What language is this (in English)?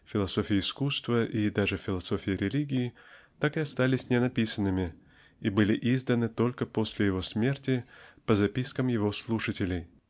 Russian